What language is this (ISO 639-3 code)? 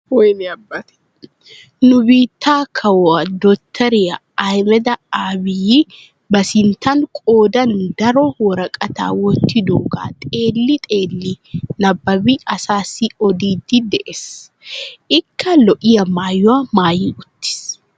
wal